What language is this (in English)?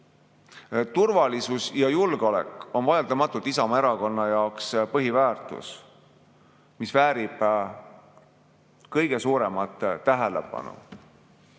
Estonian